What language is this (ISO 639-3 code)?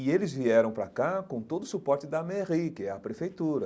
por